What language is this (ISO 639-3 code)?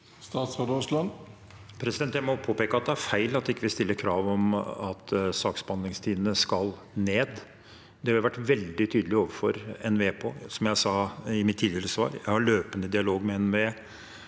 nor